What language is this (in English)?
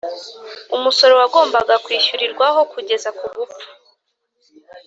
Kinyarwanda